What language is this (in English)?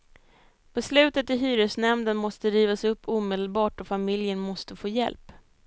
Swedish